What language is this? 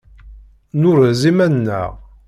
Kabyle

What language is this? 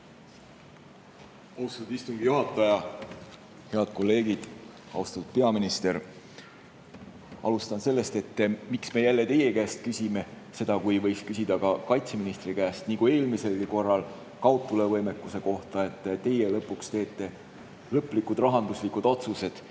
Estonian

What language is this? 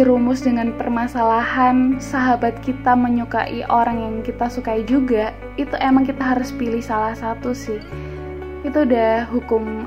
Indonesian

